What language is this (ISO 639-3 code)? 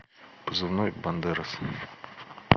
rus